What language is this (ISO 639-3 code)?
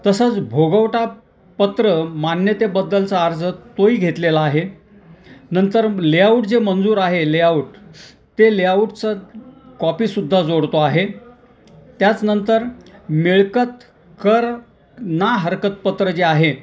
mar